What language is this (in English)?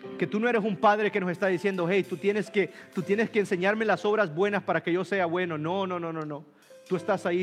Spanish